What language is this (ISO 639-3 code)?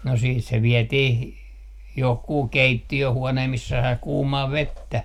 fin